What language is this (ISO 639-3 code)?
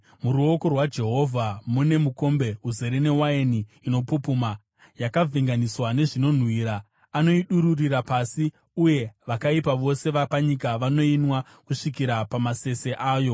sna